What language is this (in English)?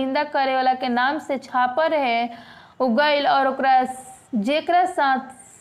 Hindi